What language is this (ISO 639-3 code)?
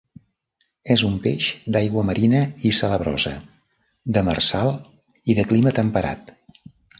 cat